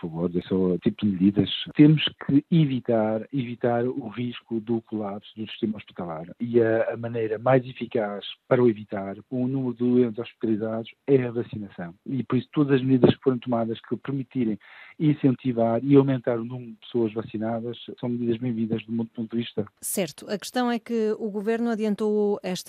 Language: Portuguese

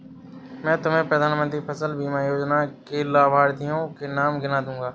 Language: Hindi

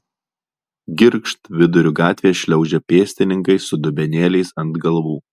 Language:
Lithuanian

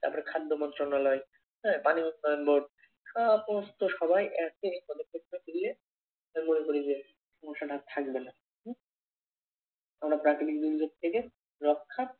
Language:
Bangla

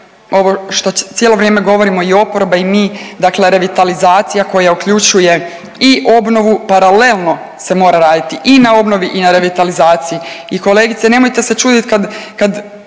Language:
Croatian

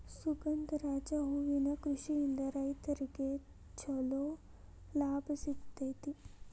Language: Kannada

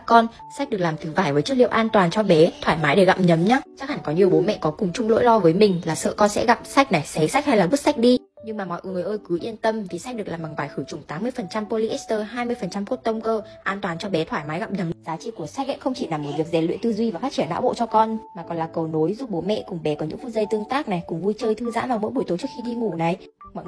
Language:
Vietnamese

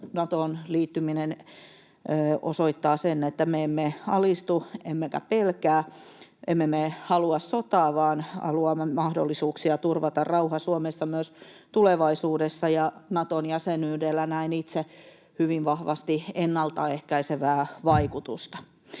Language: Finnish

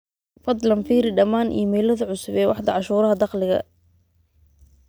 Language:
Somali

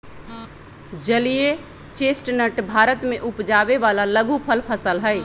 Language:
Magahi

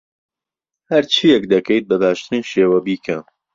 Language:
Central Kurdish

